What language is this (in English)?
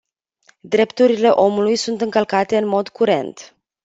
Romanian